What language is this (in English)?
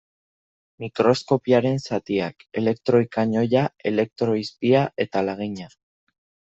Basque